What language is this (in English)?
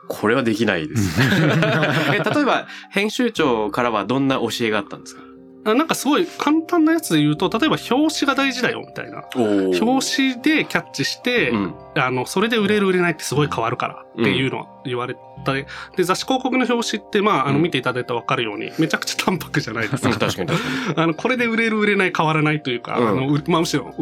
Japanese